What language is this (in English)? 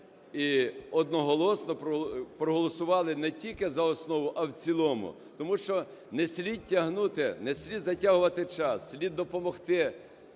Ukrainian